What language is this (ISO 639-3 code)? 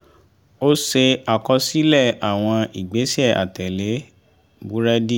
yor